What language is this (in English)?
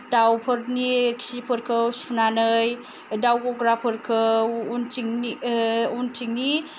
Bodo